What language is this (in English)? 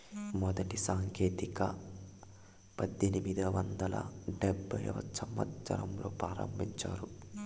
Telugu